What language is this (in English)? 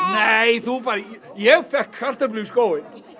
Icelandic